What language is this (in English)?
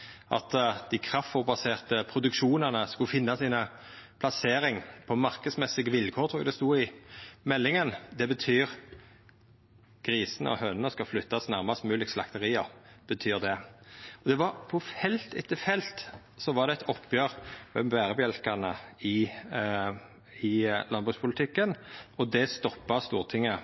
Norwegian Nynorsk